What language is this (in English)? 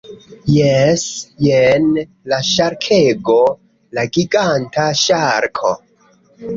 Esperanto